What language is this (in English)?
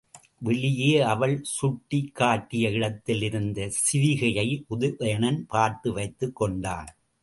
Tamil